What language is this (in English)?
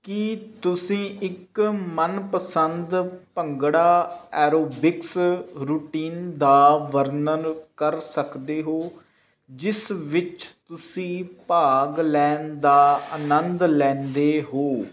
Punjabi